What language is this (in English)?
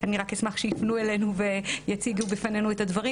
Hebrew